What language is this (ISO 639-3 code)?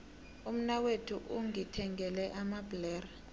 nbl